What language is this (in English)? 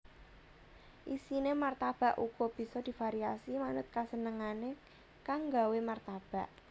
Javanese